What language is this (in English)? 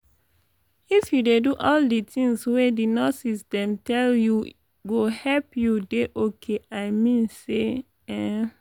Nigerian Pidgin